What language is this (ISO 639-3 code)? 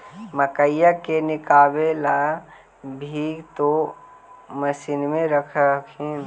mag